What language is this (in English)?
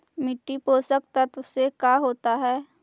Magahi